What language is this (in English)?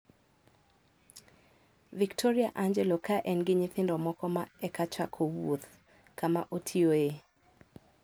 Luo (Kenya and Tanzania)